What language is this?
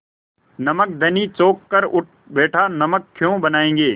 Hindi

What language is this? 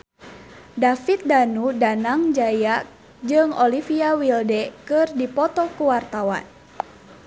Sundanese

